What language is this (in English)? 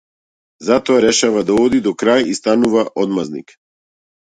Macedonian